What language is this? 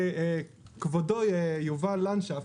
Hebrew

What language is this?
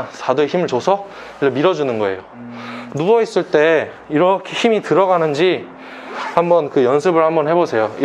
Korean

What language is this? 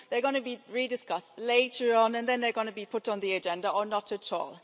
English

